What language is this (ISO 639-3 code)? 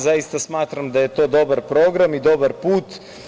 srp